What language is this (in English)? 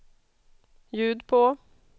Swedish